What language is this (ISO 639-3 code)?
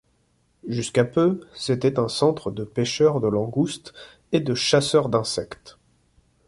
fra